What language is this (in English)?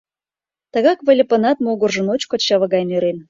Mari